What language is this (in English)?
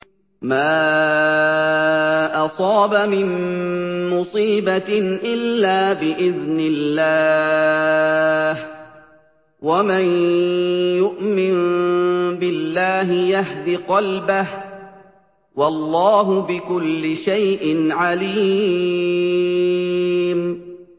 Arabic